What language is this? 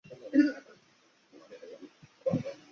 Chinese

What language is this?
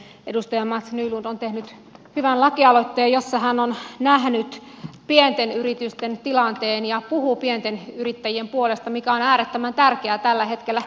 Finnish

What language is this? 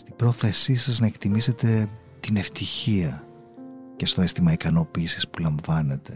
Greek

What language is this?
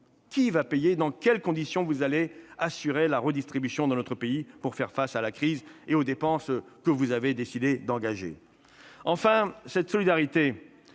French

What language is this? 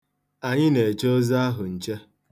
Igbo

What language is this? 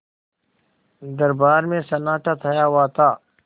Hindi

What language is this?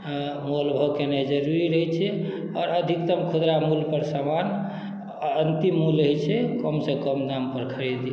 Maithili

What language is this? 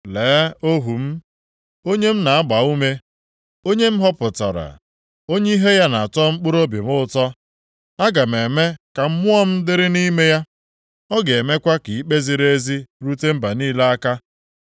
Igbo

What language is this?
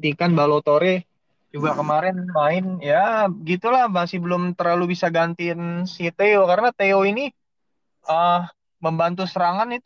Indonesian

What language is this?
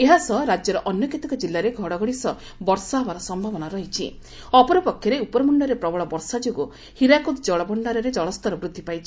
Odia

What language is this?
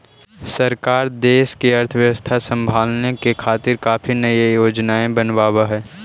Magahi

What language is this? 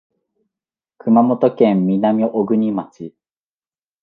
Japanese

